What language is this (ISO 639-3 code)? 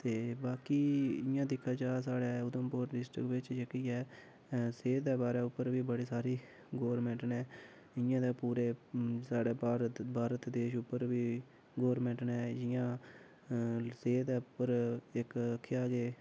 doi